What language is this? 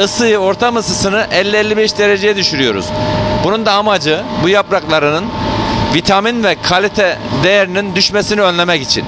Turkish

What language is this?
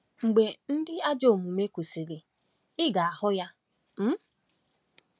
Igbo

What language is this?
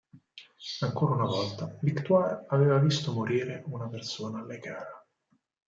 Italian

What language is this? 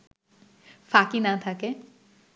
Bangla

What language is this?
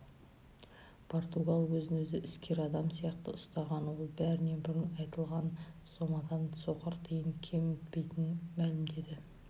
Kazakh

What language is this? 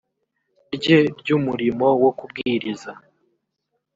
Kinyarwanda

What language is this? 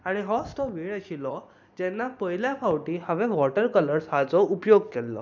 Konkani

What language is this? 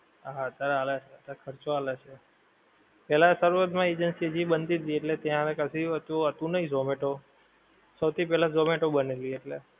Gujarati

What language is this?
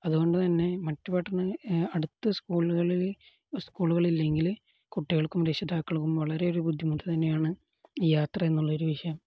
Malayalam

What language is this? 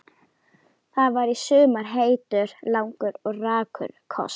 Icelandic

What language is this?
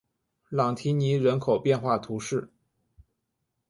Chinese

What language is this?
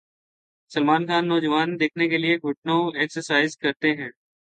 Urdu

